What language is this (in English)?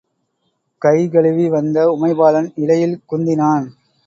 Tamil